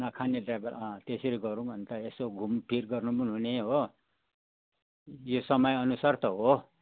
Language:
Nepali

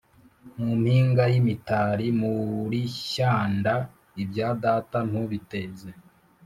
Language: Kinyarwanda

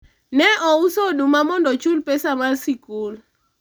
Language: Luo (Kenya and Tanzania)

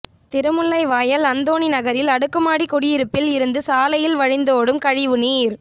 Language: Tamil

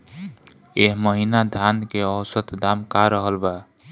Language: Bhojpuri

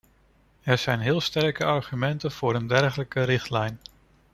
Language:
Dutch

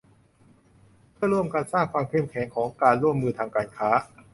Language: Thai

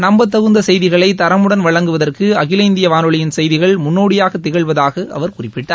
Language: Tamil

